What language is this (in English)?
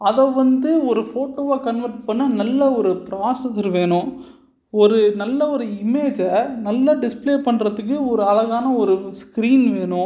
Tamil